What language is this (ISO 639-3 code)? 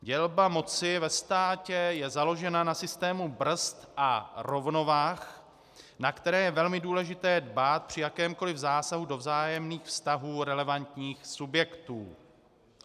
ces